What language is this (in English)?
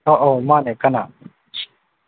Manipuri